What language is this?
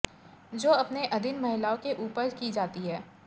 Hindi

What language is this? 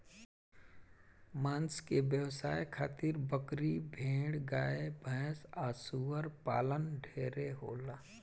Bhojpuri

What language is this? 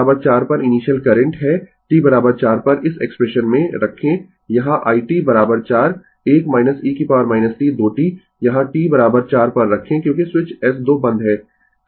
Hindi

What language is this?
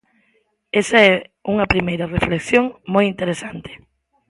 Galician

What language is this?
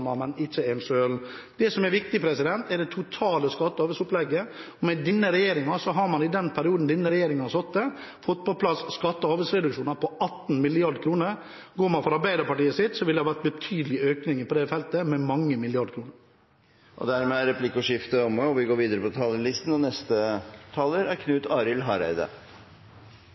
Norwegian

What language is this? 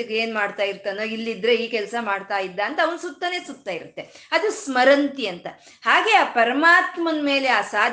Kannada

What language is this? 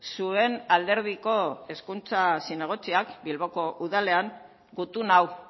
Basque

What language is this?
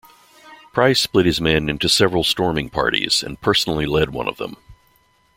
English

